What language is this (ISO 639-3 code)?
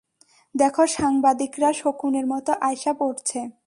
ben